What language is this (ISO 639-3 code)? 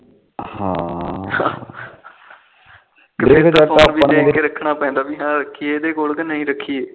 pan